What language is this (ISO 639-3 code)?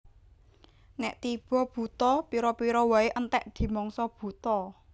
jav